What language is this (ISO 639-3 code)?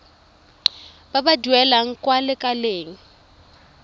tsn